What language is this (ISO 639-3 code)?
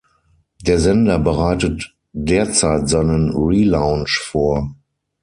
deu